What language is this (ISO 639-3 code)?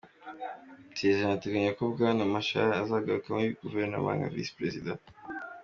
kin